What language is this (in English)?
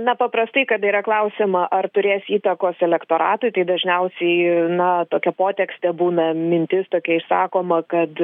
Lithuanian